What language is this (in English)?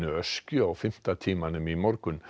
Icelandic